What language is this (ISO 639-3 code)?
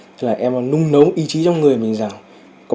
vie